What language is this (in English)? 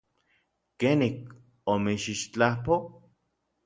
Orizaba Nahuatl